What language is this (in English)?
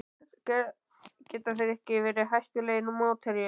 Icelandic